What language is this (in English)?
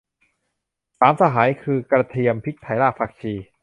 Thai